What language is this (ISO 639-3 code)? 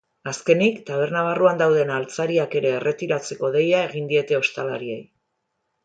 eus